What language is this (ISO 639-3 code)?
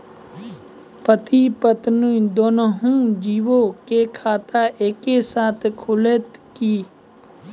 mai